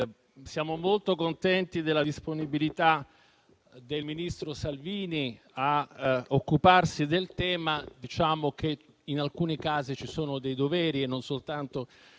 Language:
Italian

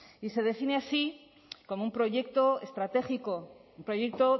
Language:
Spanish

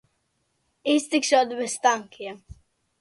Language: Latvian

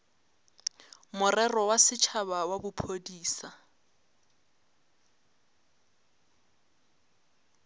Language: Northern Sotho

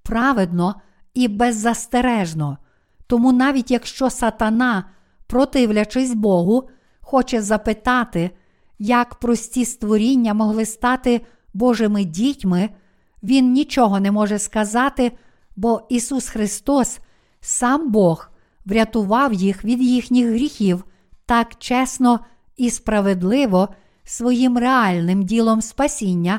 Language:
Ukrainian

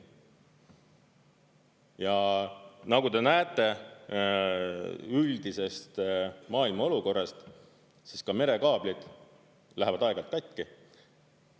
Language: Estonian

